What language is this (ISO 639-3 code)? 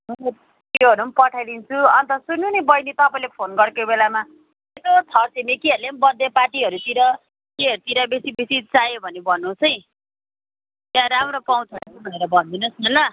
nep